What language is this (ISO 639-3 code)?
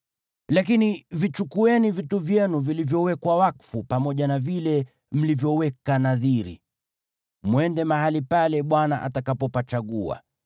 swa